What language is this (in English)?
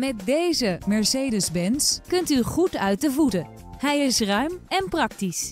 Dutch